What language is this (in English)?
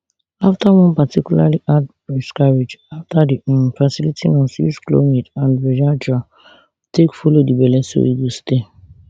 Nigerian Pidgin